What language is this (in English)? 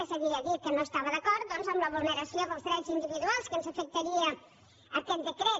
Catalan